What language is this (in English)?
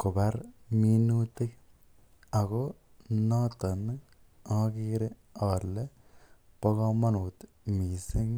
Kalenjin